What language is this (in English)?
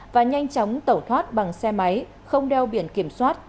Vietnamese